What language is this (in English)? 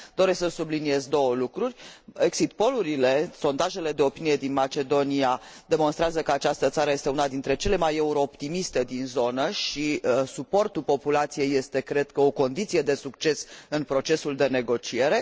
Romanian